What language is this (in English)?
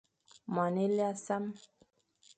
Fang